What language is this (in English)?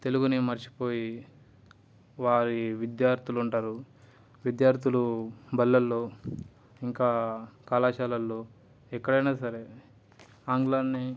Telugu